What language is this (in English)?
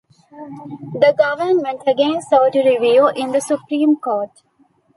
English